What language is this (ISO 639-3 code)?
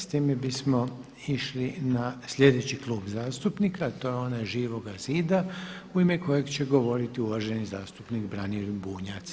hrv